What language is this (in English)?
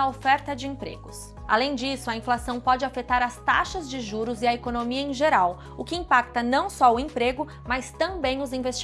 Portuguese